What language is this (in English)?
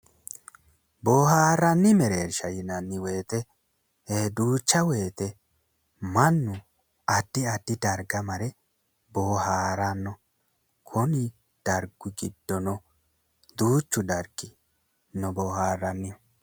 Sidamo